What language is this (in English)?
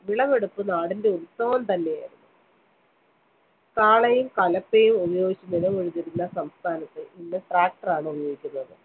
Malayalam